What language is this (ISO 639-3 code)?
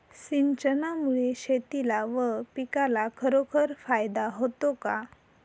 mar